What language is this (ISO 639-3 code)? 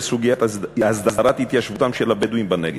heb